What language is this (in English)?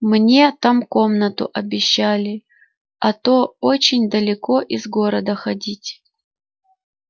Russian